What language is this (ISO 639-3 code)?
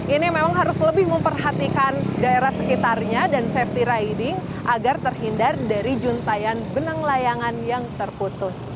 ind